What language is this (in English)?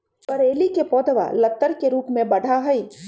Magahi